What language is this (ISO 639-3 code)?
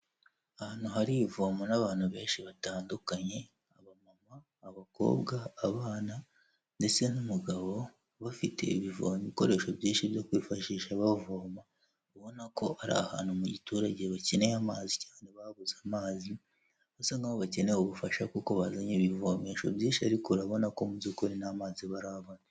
kin